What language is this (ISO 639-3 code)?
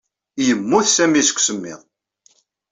kab